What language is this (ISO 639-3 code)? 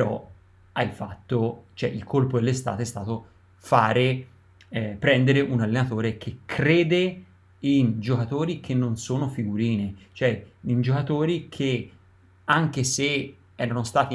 ita